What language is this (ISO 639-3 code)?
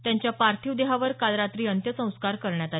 mar